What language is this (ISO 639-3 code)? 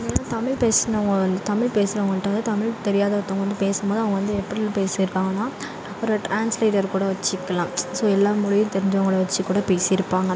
tam